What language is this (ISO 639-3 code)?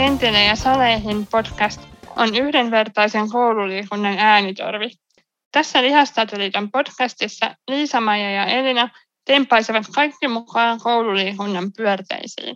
fin